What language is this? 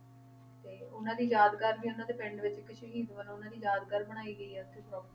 Punjabi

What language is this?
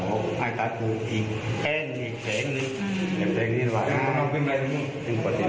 Thai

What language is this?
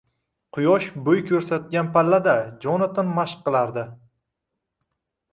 Uzbek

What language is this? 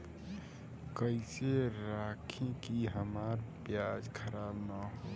Bhojpuri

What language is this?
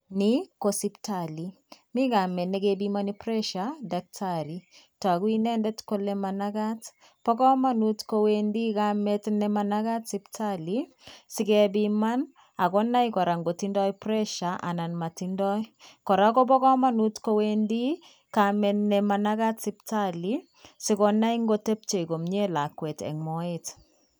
Kalenjin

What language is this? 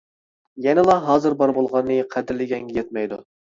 Uyghur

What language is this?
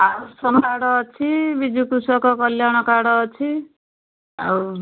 Odia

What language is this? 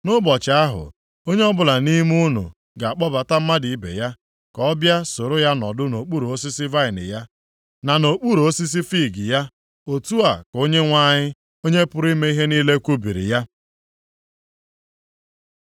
Igbo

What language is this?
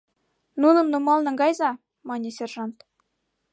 Mari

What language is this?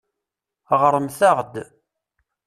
Kabyle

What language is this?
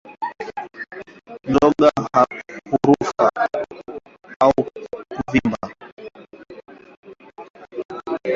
Swahili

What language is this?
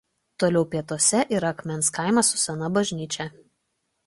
Lithuanian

